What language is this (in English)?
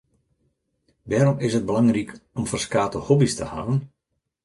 Western Frisian